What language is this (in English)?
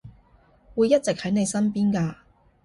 Cantonese